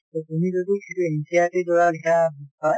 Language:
Assamese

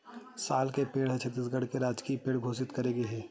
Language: Chhattisgarhi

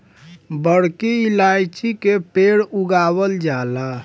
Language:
Bhojpuri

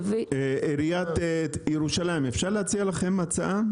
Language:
Hebrew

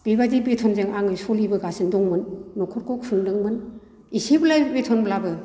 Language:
Bodo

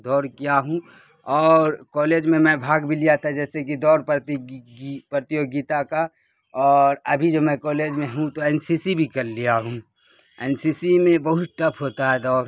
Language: Urdu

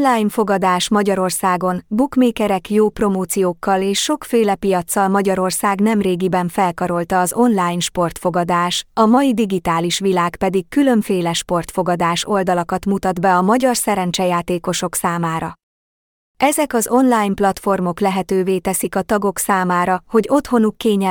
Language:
Hungarian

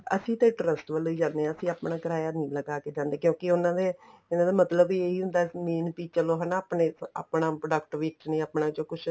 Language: Punjabi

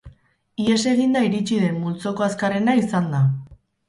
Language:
Basque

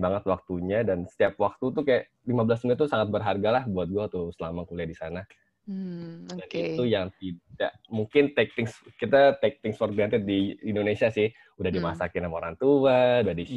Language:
Indonesian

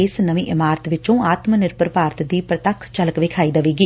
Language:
Punjabi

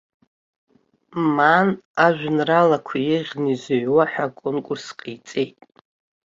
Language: Abkhazian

